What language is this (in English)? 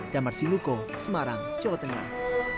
Indonesian